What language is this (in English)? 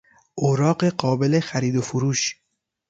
Persian